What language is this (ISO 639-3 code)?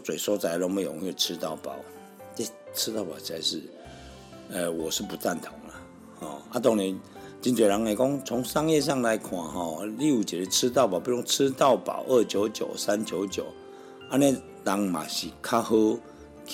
zho